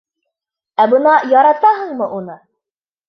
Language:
Bashkir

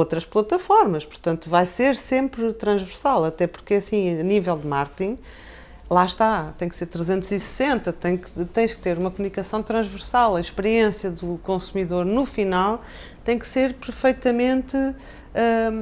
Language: Portuguese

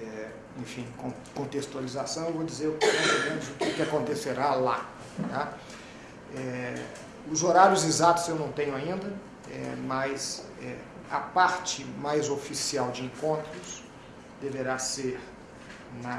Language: Portuguese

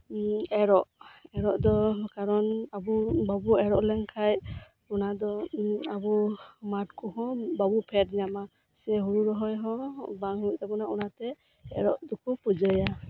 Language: Santali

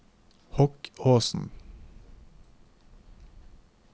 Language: Norwegian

